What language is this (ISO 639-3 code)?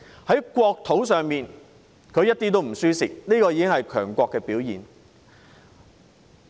yue